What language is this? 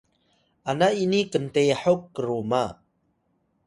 Atayal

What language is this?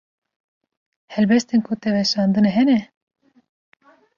Kurdish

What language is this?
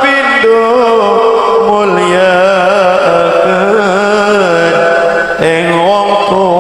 Arabic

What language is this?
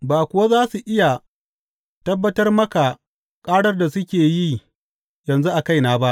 Hausa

